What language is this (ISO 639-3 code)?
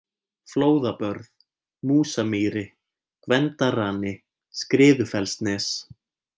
isl